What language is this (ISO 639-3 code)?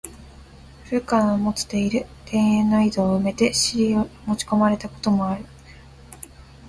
jpn